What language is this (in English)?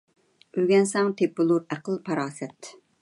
Uyghur